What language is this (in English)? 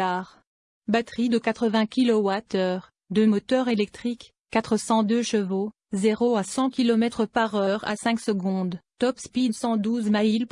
French